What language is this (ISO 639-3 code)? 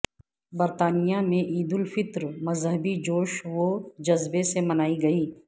urd